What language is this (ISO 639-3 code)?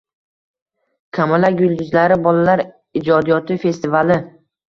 uzb